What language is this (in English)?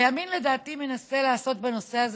Hebrew